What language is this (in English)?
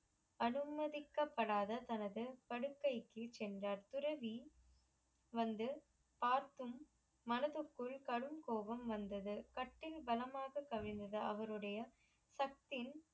Tamil